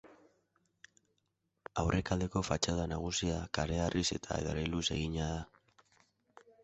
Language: Basque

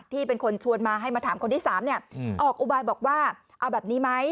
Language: Thai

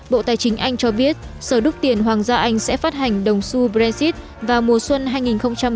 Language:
Vietnamese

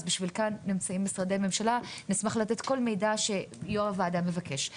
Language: Hebrew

